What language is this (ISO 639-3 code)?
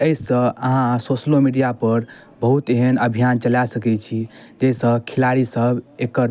mai